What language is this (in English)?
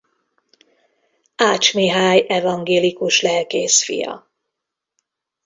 Hungarian